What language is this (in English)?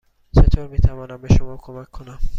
Persian